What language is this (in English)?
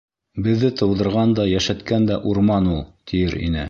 Bashkir